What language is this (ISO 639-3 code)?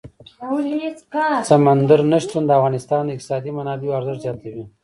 pus